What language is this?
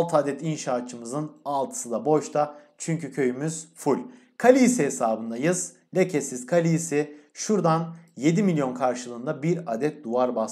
Turkish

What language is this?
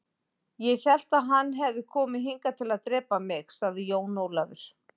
Icelandic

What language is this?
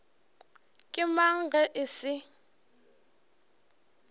Northern Sotho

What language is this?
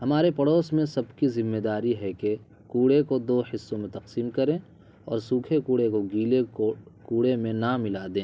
Urdu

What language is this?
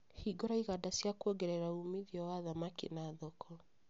Kikuyu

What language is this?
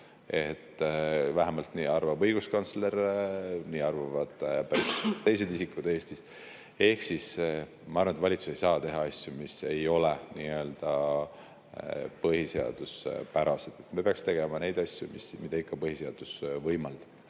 Estonian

